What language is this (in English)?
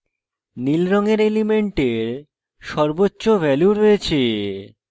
Bangla